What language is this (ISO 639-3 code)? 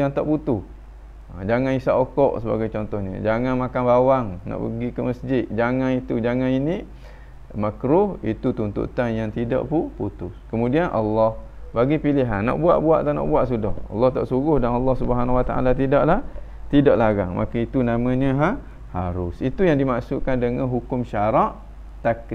msa